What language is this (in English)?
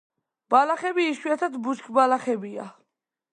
Georgian